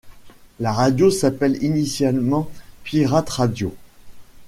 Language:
French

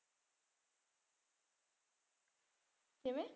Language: Punjabi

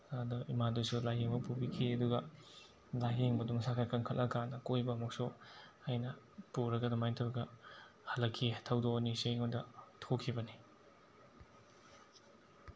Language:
Manipuri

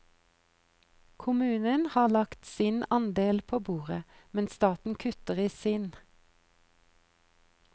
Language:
Norwegian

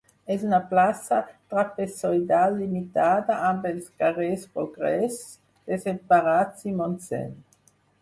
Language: Catalan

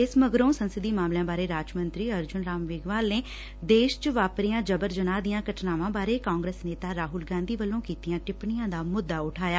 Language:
Punjabi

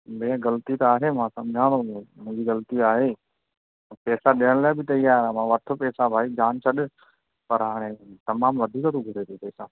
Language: Sindhi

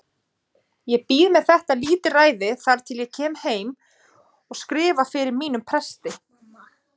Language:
Icelandic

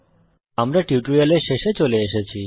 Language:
Bangla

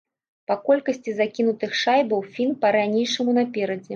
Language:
Belarusian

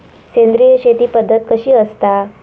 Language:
Marathi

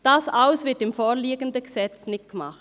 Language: Swiss German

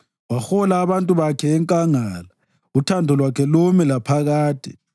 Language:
North Ndebele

